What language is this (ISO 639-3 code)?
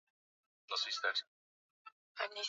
swa